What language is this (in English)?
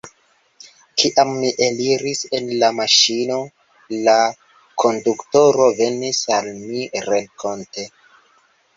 Esperanto